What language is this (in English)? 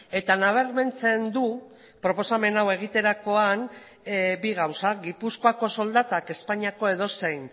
Basque